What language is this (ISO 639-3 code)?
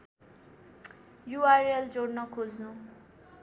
nep